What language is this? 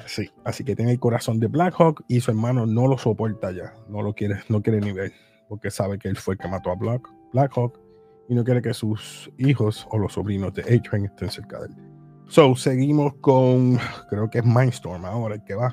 Spanish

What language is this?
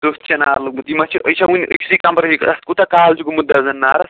Kashmiri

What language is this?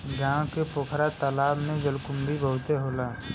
Bhojpuri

